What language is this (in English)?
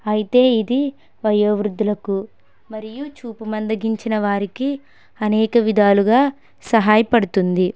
Telugu